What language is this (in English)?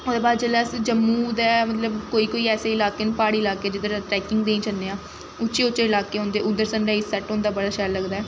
Dogri